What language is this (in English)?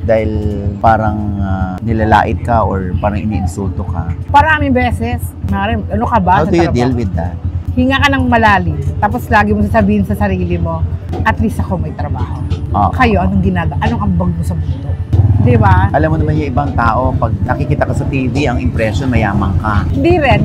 Filipino